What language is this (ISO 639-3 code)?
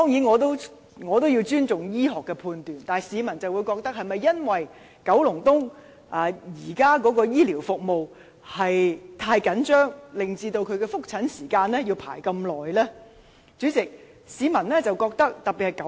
yue